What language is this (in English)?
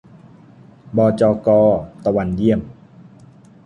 Thai